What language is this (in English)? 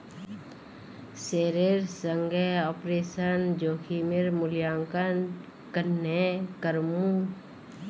Magahi